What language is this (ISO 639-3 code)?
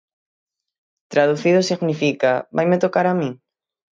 glg